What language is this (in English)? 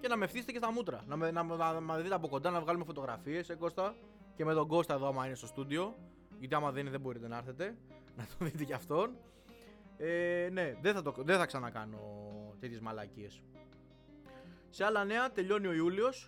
Greek